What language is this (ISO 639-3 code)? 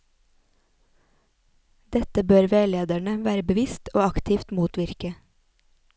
nor